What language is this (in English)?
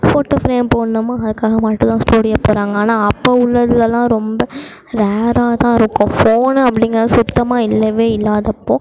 Tamil